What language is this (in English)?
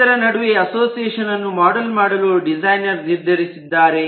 Kannada